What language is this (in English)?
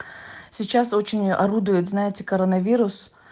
Russian